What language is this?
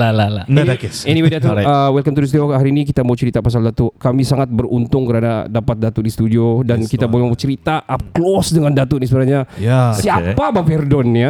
Malay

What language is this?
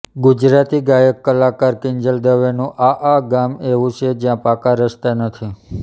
Gujarati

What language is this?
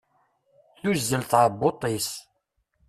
Kabyle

